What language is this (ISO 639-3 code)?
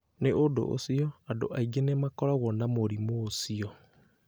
kik